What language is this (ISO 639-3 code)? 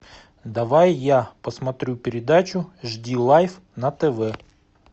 rus